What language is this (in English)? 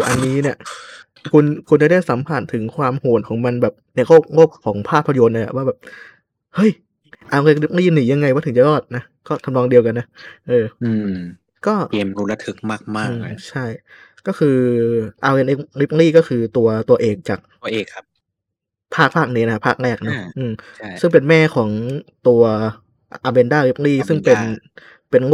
Thai